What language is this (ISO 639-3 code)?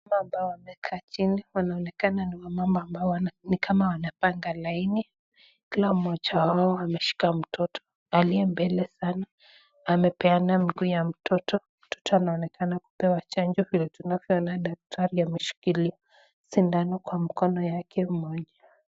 swa